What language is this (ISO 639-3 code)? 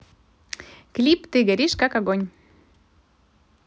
rus